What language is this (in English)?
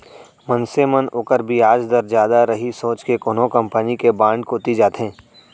Chhattisgarhi